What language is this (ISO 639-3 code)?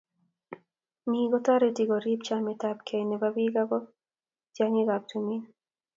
kln